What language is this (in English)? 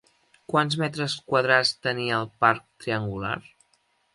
Catalan